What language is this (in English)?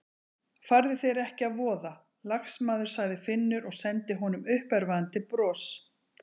Icelandic